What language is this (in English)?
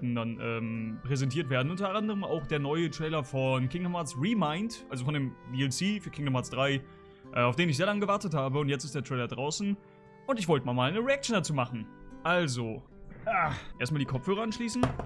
German